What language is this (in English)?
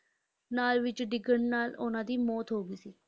Punjabi